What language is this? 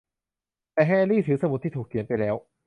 Thai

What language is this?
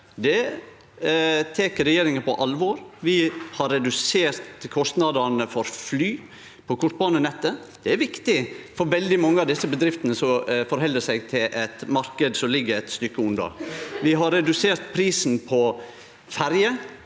Norwegian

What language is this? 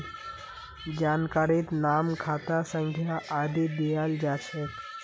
Magahi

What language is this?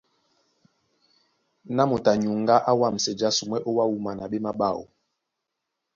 Duala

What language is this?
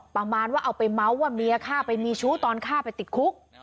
Thai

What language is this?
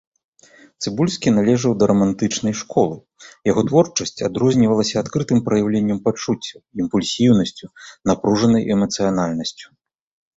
Belarusian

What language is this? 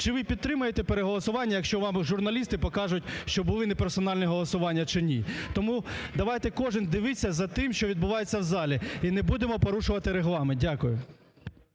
Ukrainian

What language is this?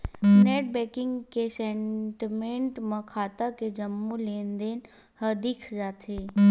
Chhattisgarhi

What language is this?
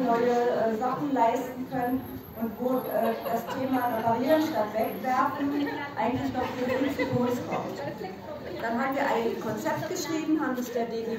German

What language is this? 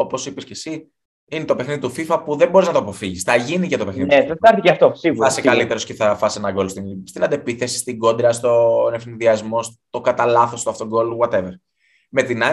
Greek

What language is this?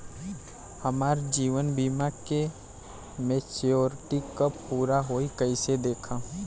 Bhojpuri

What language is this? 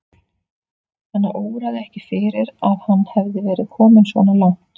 Icelandic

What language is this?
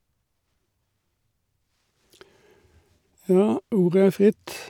Norwegian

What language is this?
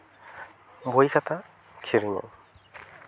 Santali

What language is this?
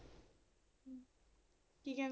Punjabi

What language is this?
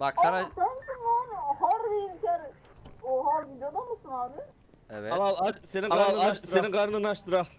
Turkish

